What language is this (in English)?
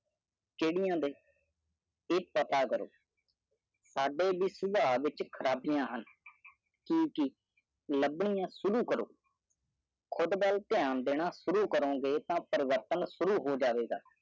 Punjabi